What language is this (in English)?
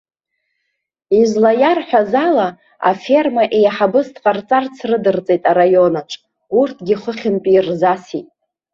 Abkhazian